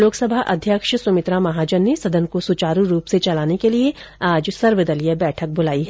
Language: Hindi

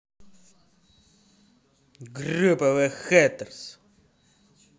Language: Russian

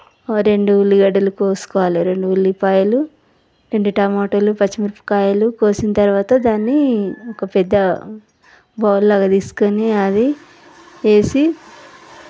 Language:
Telugu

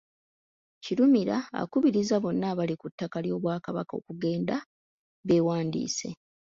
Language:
Ganda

